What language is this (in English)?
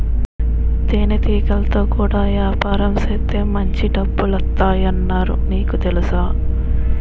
Telugu